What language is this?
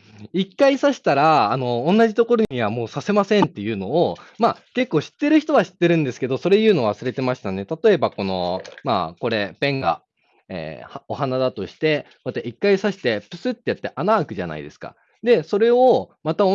Japanese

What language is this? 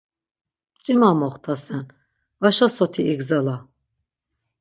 Laz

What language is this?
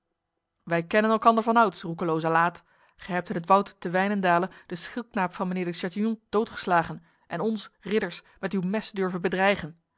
Dutch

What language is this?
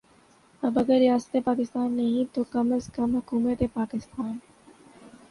Urdu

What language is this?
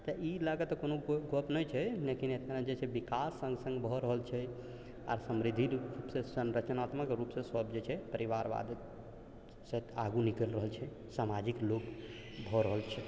Maithili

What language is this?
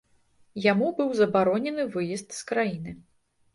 Belarusian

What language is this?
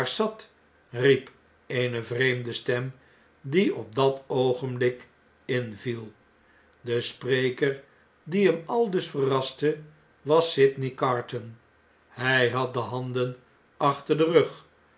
Dutch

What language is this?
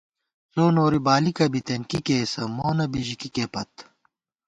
Gawar-Bati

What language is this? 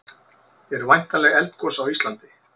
Icelandic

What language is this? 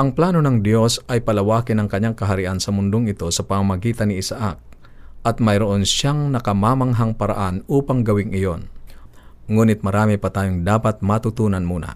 Filipino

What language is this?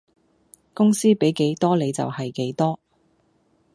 Cantonese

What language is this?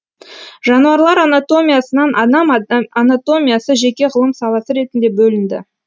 Kazakh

